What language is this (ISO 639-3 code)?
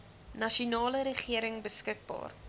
afr